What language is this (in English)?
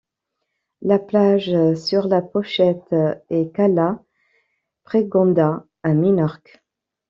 French